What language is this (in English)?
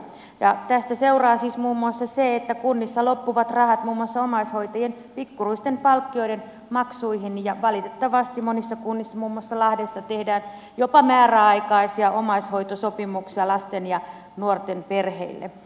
Finnish